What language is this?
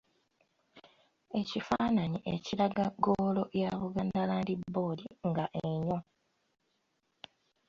Ganda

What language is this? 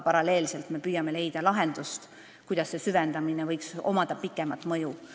Estonian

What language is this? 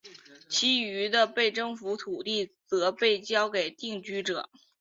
Chinese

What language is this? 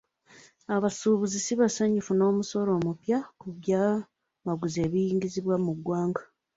Ganda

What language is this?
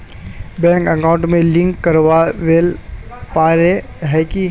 Magahi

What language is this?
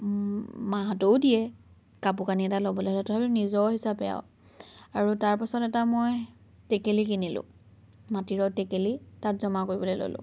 Assamese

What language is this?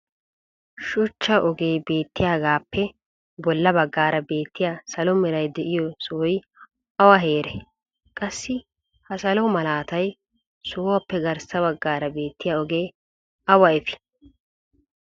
Wolaytta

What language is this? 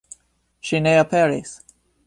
Esperanto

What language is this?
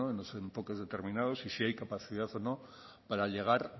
Spanish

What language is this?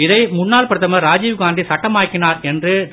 Tamil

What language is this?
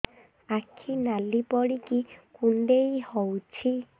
Odia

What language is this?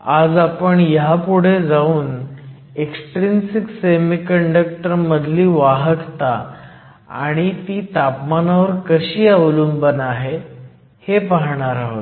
Marathi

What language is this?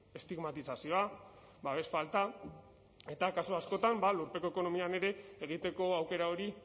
Basque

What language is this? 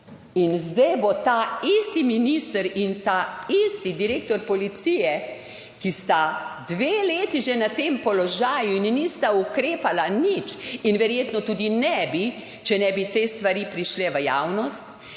Slovenian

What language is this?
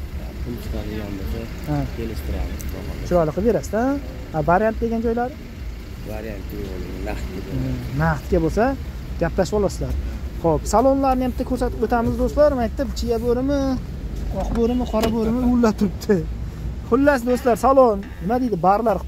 Turkish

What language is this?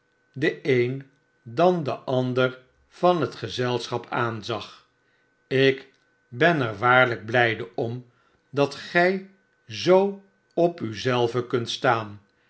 Dutch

